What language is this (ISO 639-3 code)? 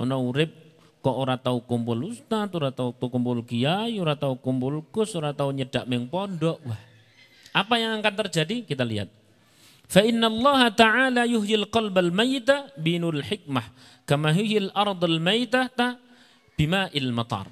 ind